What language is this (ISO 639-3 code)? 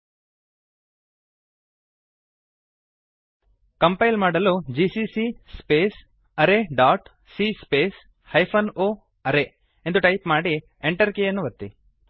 kan